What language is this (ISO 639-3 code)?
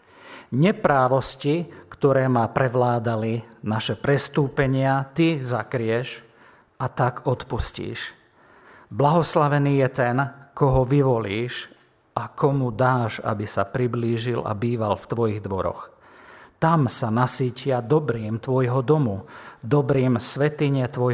slk